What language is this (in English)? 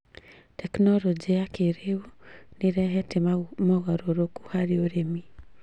Kikuyu